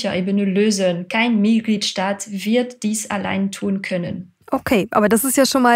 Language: German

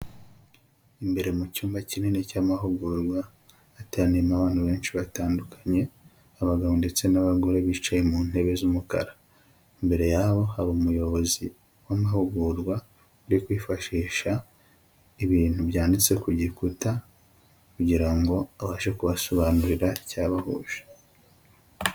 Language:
Kinyarwanda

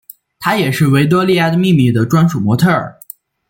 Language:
Chinese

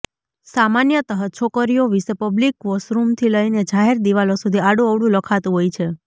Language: Gujarati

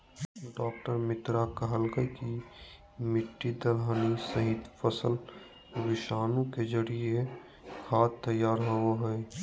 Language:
Magahi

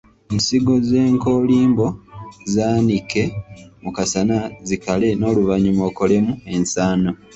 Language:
Ganda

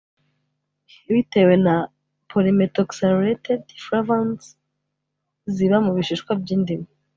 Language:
Kinyarwanda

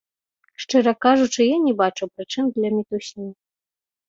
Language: Belarusian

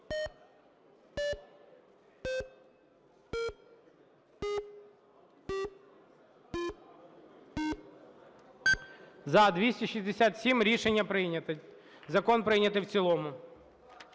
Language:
Ukrainian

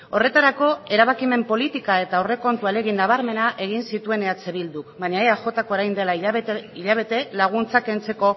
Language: Basque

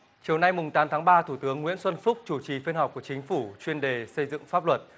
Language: Vietnamese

